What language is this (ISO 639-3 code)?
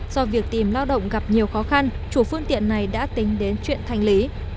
vie